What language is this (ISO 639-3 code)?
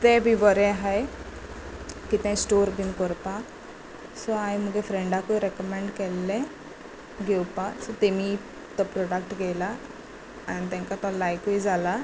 kok